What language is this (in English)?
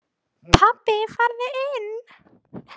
Icelandic